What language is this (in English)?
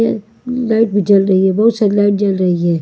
Hindi